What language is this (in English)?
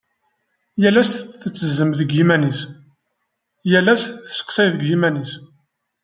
Kabyle